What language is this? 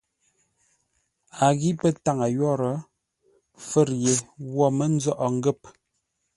Ngombale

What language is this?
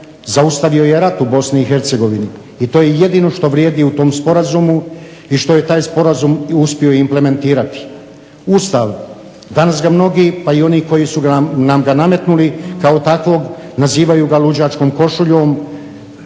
Croatian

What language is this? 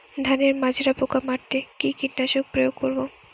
Bangla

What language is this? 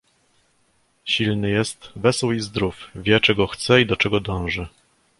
Polish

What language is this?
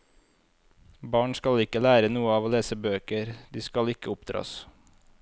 Norwegian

